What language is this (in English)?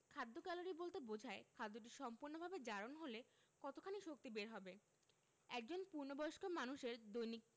Bangla